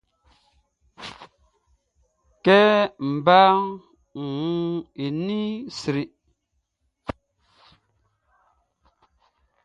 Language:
Baoulé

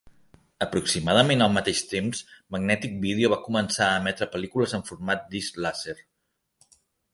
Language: Catalan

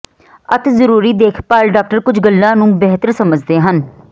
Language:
Punjabi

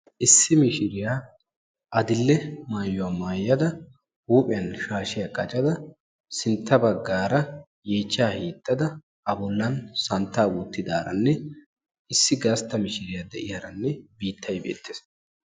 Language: Wolaytta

